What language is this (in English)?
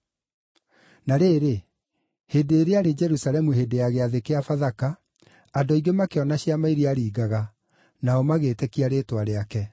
Kikuyu